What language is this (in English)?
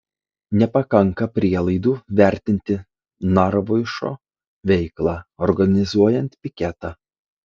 Lithuanian